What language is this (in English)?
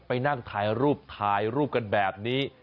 Thai